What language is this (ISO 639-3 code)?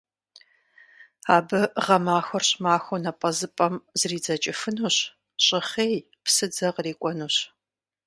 kbd